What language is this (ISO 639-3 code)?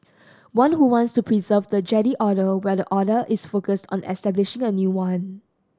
eng